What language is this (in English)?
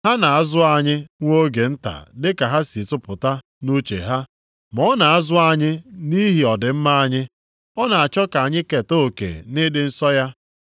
Igbo